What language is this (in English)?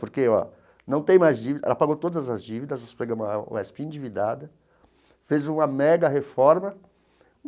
Portuguese